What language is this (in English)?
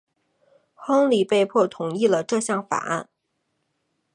Chinese